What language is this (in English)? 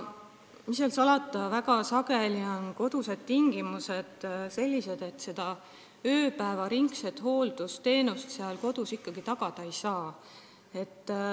Estonian